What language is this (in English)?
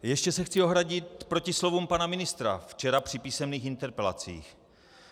Czech